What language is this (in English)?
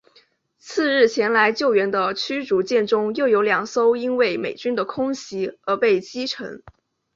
Chinese